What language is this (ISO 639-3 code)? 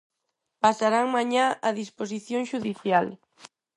glg